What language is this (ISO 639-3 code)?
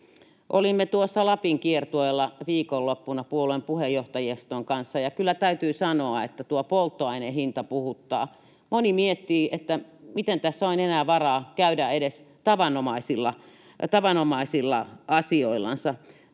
fin